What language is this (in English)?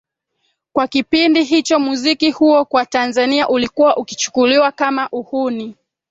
Swahili